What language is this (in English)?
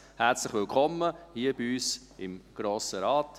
Swiss German